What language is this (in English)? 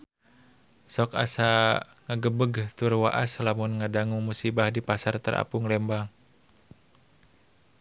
Sundanese